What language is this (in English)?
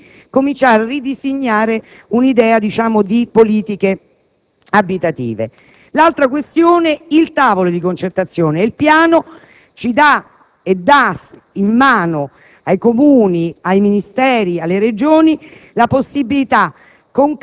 Italian